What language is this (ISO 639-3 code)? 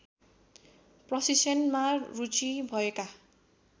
nep